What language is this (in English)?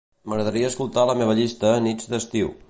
Catalan